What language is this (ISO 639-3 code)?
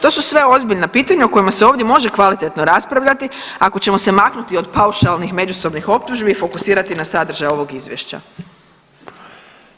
hrv